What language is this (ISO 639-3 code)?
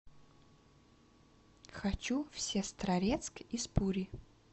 rus